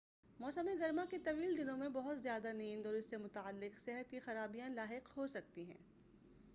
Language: Urdu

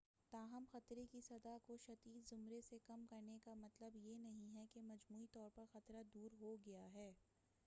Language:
Urdu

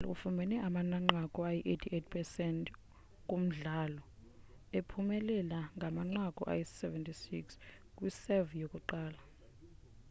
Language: Xhosa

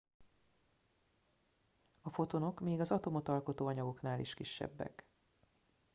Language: Hungarian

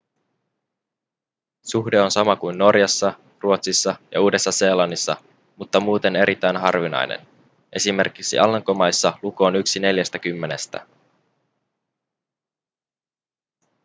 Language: Finnish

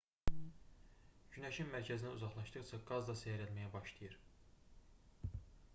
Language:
Azerbaijani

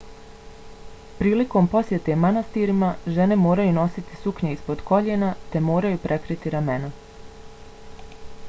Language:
Bosnian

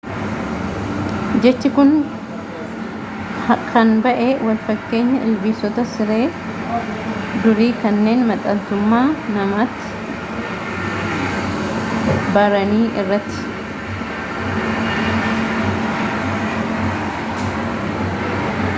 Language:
Oromo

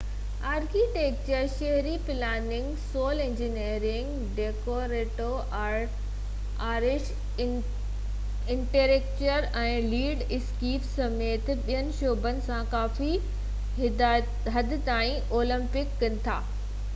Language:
Sindhi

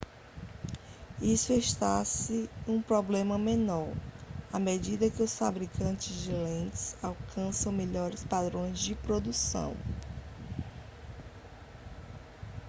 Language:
Portuguese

